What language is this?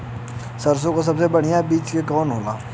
Bhojpuri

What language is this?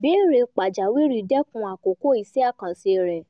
Yoruba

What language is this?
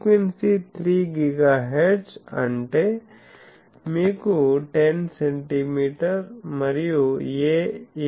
Telugu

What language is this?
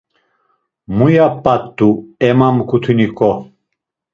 Laz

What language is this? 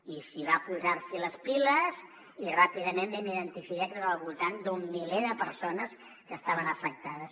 Catalan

